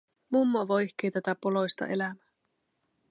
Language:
Finnish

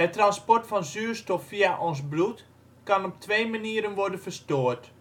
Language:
Dutch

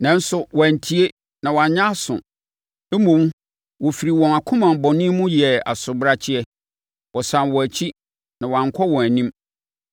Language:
Akan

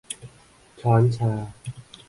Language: Thai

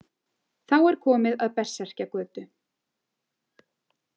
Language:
Icelandic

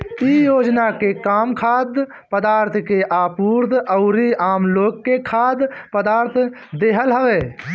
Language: Bhojpuri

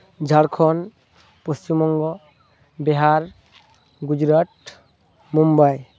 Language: Santali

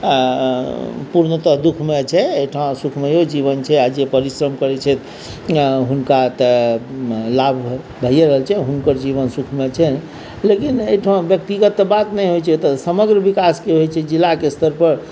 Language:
Maithili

